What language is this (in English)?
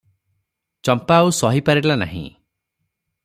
Odia